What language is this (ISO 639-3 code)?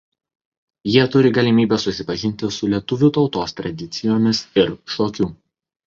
lit